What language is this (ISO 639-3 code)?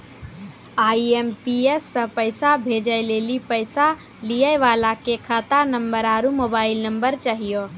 mai